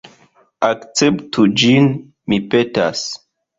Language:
Esperanto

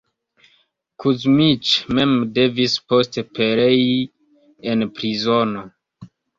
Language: Esperanto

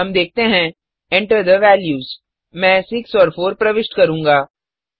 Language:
Hindi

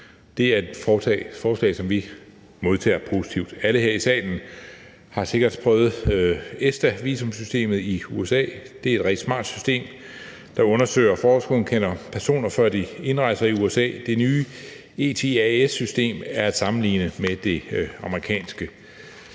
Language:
Danish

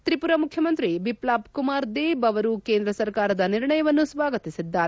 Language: Kannada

